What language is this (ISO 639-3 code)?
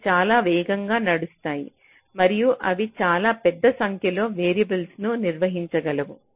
tel